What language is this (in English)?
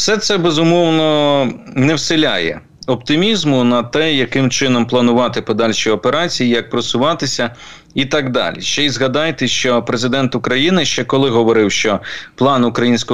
Ukrainian